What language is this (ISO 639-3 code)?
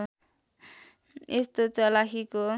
nep